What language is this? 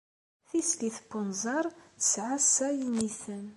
Kabyle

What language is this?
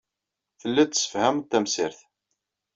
Kabyle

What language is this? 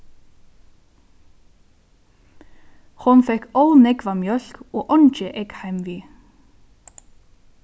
Faroese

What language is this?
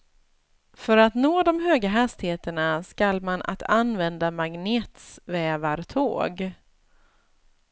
Swedish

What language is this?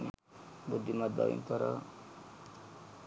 Sinhala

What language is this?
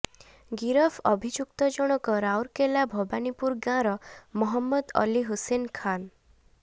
Odia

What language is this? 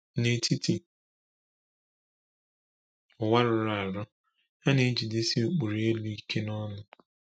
Igbo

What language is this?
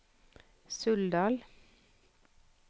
Norwegian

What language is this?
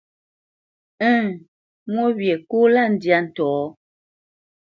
Bamenyam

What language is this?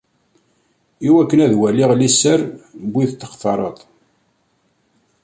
Kabyle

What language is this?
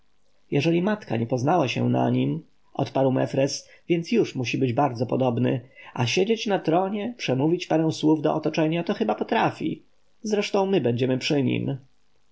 Polish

